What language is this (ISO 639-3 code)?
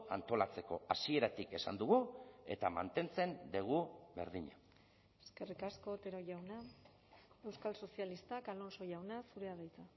eus